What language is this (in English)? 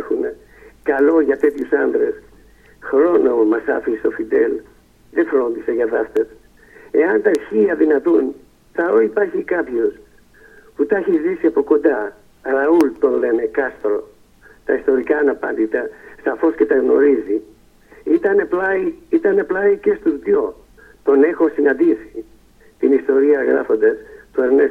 Greek